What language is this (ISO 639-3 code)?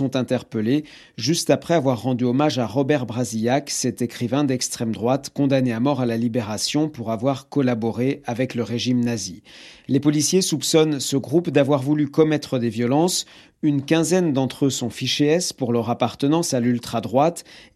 fra